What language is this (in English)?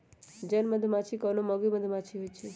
Magahi